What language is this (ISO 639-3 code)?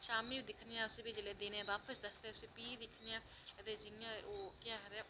doi